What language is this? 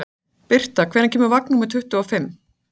Icelandic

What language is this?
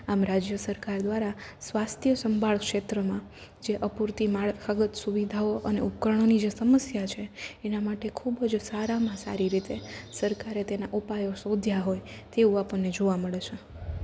Gujarati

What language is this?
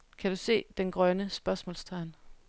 Danish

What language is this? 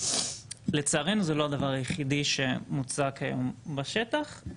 Hebrew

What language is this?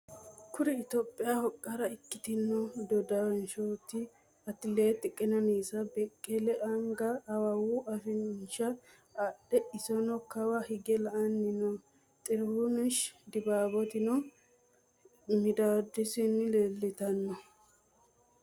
Sidamo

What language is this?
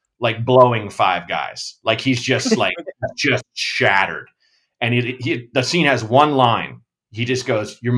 English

